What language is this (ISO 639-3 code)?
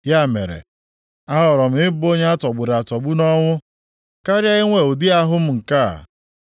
ibo